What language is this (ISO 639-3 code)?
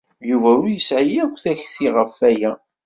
kab